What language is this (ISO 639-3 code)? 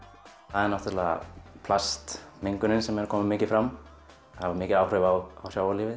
isl